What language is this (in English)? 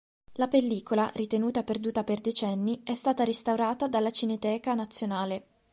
Italian